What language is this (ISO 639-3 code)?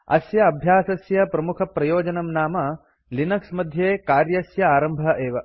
san